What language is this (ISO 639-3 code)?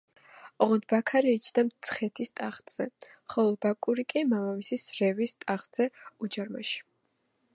kat